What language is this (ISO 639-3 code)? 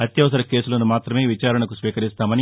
tel